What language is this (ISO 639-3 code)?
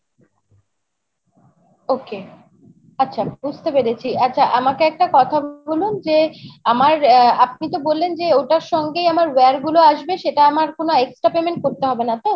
ben